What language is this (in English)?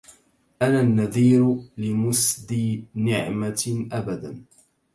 Arabic